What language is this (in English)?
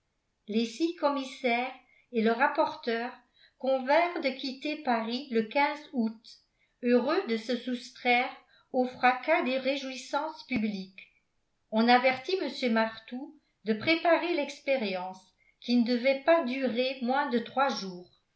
French